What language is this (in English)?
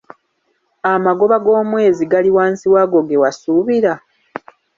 Ganda